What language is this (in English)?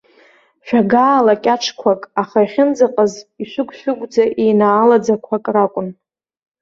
Abkhazian